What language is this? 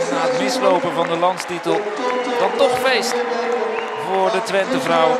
Dutch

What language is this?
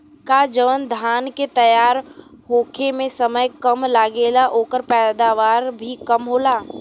Bhojpuri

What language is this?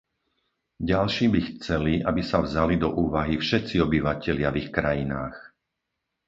Slovak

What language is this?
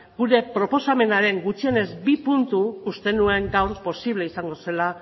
Basque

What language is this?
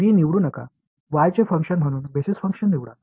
Marathi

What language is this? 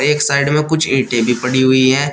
Hindi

